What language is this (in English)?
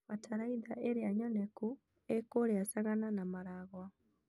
Kikuyu